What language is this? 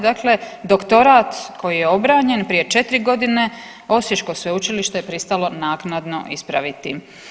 Croatian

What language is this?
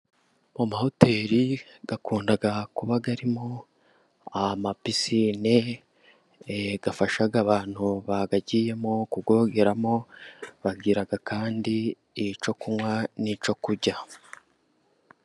Kinyarwanda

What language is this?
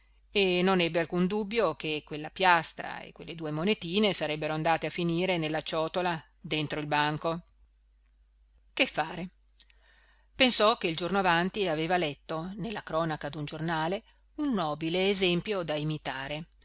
Italian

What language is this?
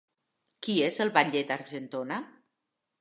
Catalan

